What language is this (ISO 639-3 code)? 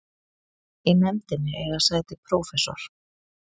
isl